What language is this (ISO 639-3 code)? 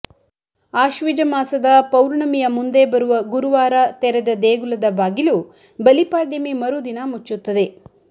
kan